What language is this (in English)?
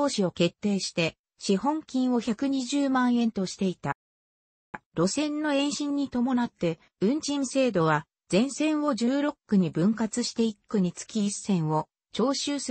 Japanese